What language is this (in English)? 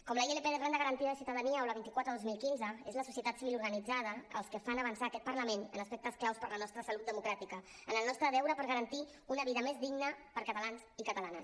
Catalan